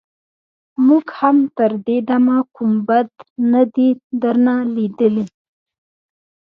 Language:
Pashto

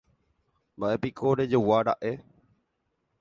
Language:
Guarani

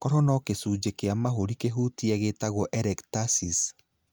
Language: Kikuyu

